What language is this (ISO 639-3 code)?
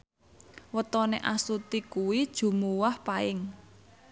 jav